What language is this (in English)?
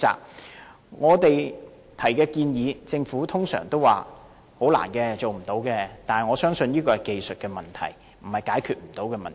Cantonese